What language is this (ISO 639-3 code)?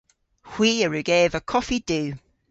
cor